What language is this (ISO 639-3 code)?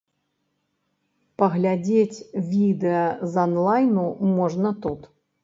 bel